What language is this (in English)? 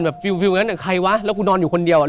Thai